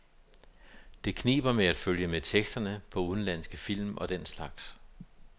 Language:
Danish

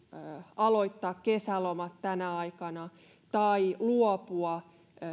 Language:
Finnish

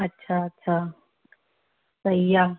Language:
Sindhi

